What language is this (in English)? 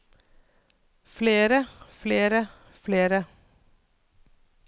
Norwegian